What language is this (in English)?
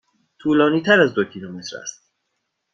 Persian